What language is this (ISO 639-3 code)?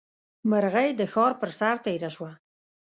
pus